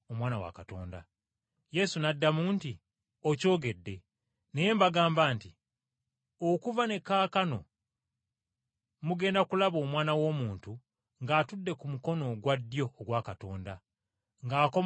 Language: Ganda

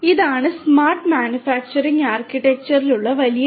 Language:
Malayalam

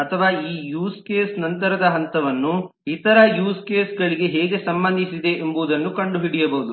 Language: Kannada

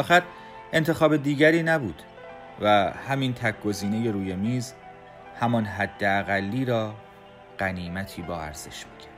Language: Persian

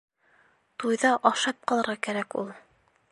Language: Bashkir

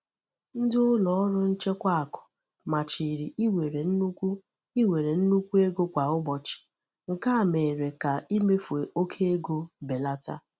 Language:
Igbo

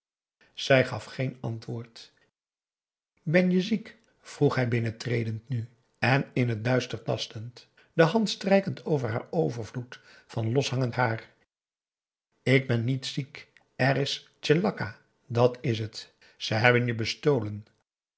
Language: Dutch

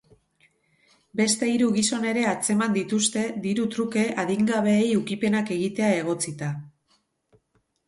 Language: Basque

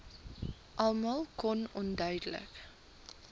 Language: Afrikaans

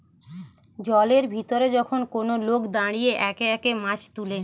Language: Bangla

